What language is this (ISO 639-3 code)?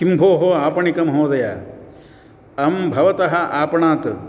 san